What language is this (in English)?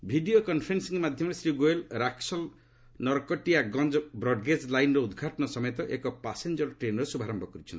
Odia